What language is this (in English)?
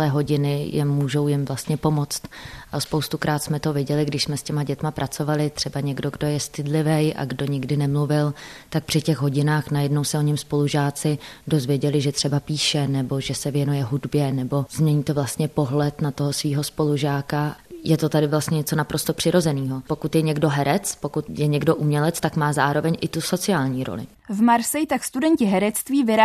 Czech